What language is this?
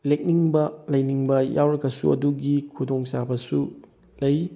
Manipuri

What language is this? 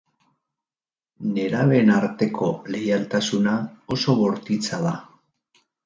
Basque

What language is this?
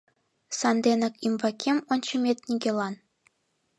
Mari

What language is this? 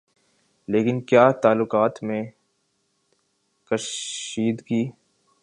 Urdu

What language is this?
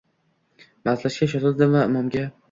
Uzbek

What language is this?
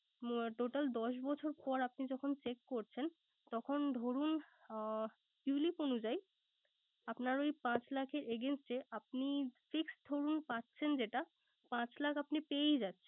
Bangla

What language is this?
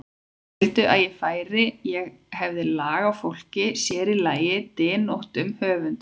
Icelandic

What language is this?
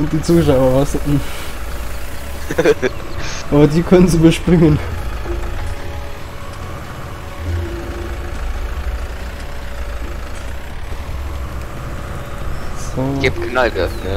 German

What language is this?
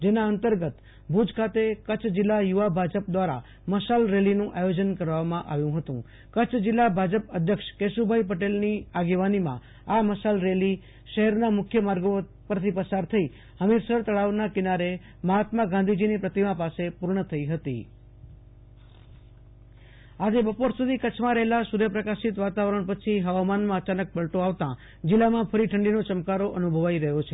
Gujarati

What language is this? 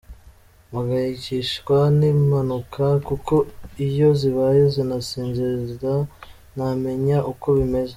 Kinyarwanda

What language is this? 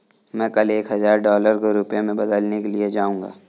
Hindi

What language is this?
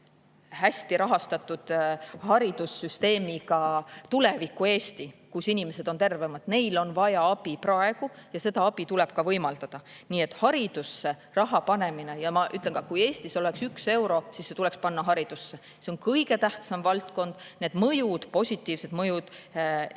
Estonian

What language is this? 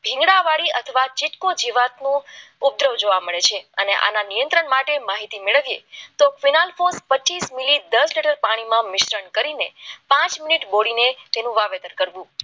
Gujarati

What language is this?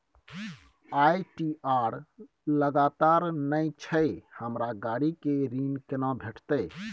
Maithili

